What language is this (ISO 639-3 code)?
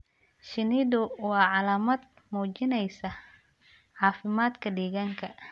som